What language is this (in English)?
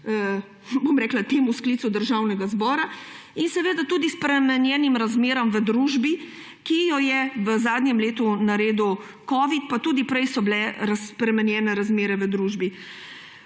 Slovenian